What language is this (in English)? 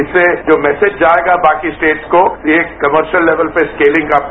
Hindi